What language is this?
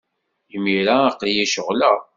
Kabyle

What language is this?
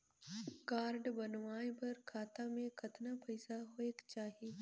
Chhattisgarhi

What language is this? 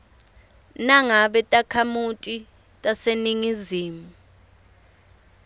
Swati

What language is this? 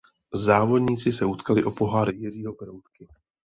Czech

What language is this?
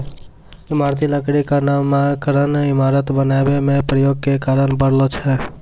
Maithili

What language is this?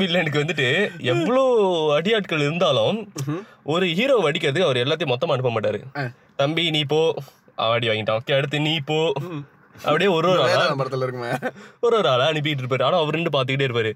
Tamil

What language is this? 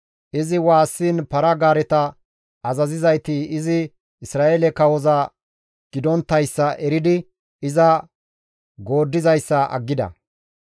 Gamo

